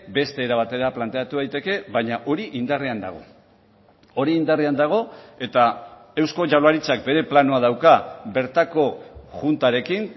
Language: Basque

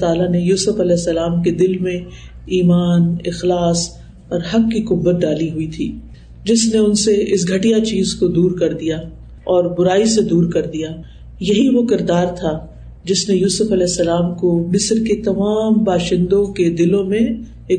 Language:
Urdu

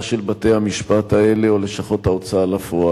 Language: Hebrew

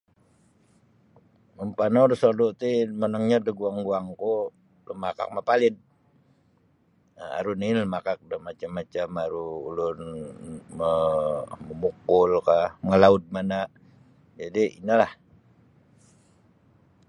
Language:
Sabah Bisaya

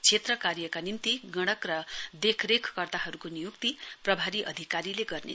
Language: Nepali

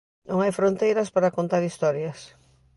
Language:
Galician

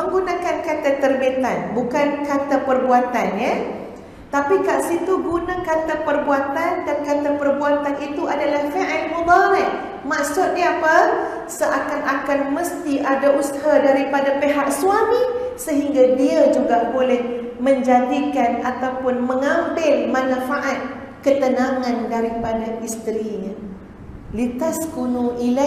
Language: Malay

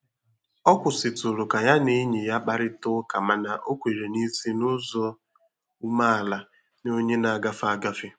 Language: Igbo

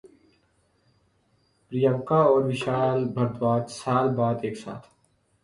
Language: Urdu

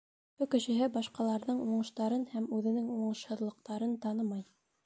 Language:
Bashkir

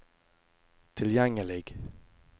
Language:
Norwegian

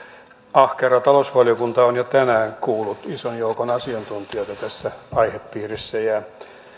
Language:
Finnish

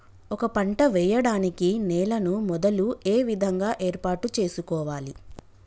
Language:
Telugu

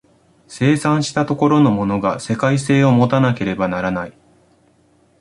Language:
Japanese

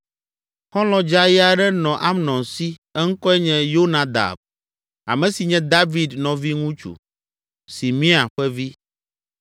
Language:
Ewe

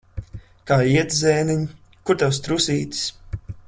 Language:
Latvian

